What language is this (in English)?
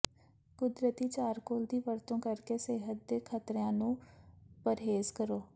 Punjabi